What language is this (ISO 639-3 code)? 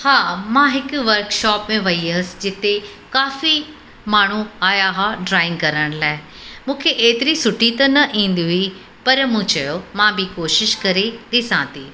snd